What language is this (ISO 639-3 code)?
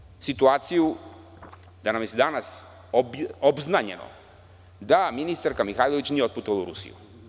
srp